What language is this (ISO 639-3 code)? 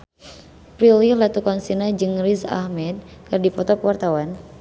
sun